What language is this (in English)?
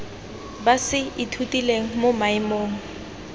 Tswana